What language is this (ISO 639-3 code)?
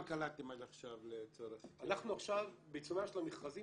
heb